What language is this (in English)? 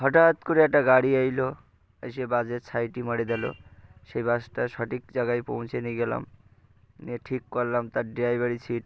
Bangla